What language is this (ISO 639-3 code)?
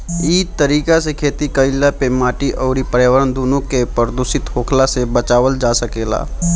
bho